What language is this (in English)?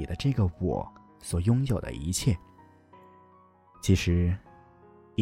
Chinese